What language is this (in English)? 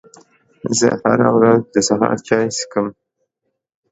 Pashto